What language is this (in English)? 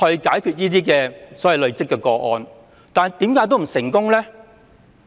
Cantonese